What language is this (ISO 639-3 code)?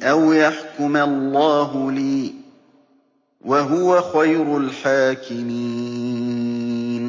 ara